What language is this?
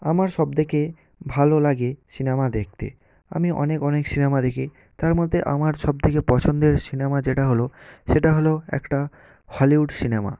Bangla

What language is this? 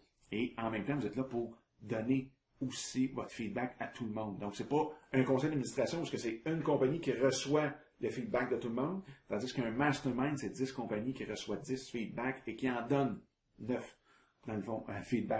French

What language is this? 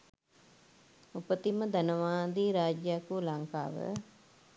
Sinhala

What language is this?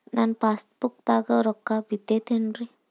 Kannada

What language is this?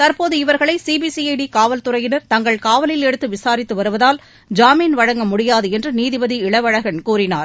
Tamil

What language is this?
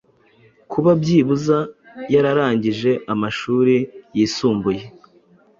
Kinyarwanda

